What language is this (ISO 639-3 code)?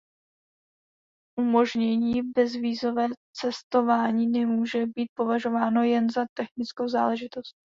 ces